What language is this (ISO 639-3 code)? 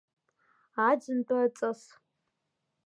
abk